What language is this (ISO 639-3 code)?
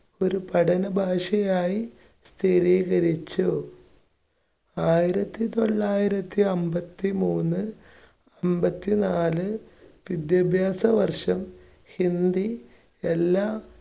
mal